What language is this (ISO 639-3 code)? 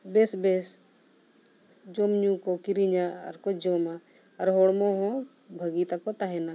sat